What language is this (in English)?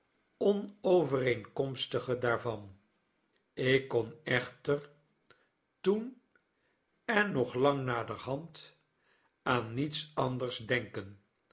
Dutch